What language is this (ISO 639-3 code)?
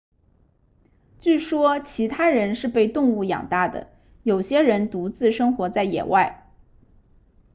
zho